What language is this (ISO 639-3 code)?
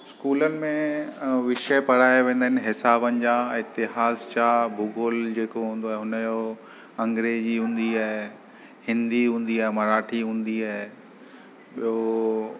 snd